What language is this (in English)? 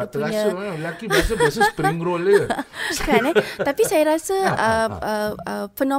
Malay